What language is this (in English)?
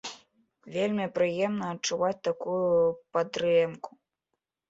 Belarusian